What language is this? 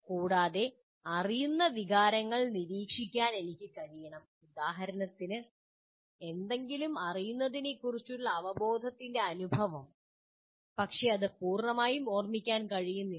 Malayalam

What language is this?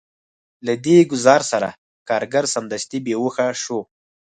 Pashto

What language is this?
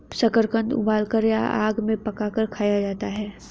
Hindi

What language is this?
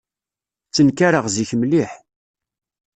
Kabyle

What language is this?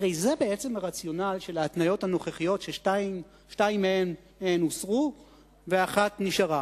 Hebrew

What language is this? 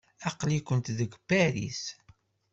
Kabyle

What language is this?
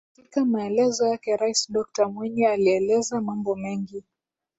Swahili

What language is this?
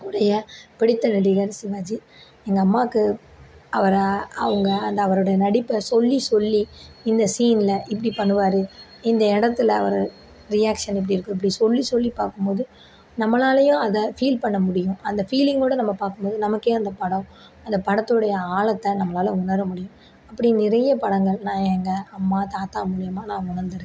Tamil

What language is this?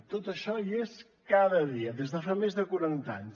Catalan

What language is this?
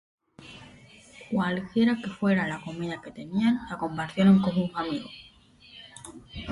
Spanish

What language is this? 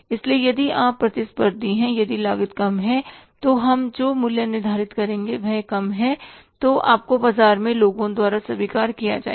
Hindi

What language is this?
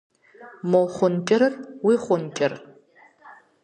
Kabardian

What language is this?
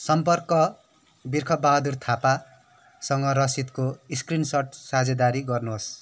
Nepali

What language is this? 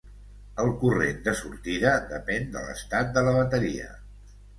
Catalan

